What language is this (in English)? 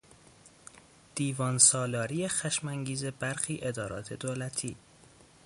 Persian